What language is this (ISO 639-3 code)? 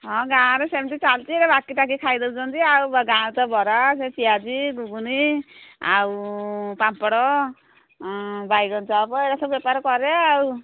ori